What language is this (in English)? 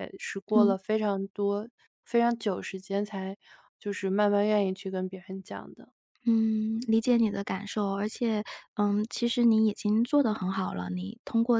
Chinese